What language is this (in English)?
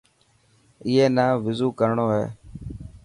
Dhatki